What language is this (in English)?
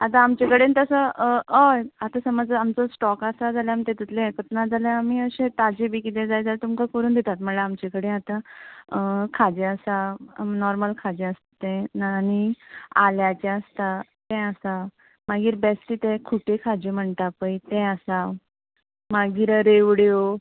Konkani